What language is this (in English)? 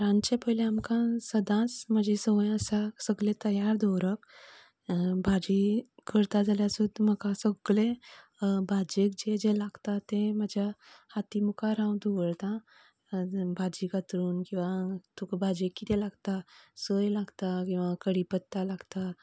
Konkani